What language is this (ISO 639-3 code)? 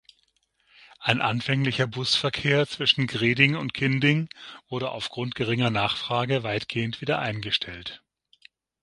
deu